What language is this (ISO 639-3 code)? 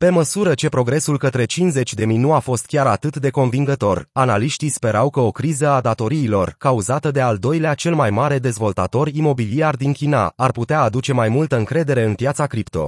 ron